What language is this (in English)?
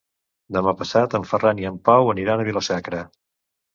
Catalan